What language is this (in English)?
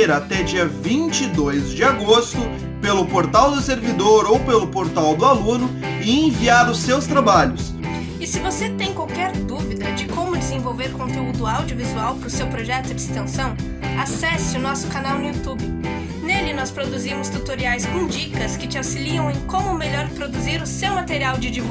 Portuguese